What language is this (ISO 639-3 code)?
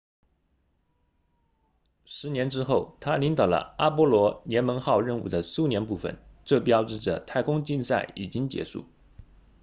zho